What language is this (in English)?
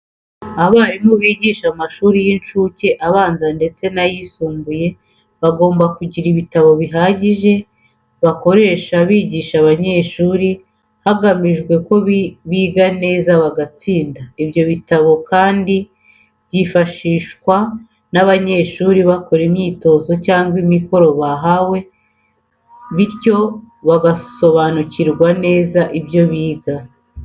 Kinyarwanda